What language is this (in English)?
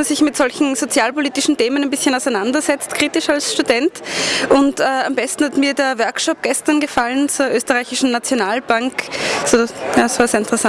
German